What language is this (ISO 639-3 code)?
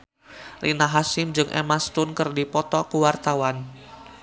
sun